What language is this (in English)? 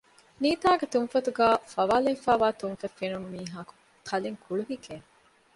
Divehi